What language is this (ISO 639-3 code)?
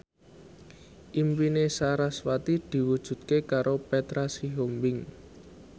jav